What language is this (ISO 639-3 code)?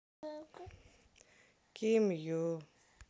rus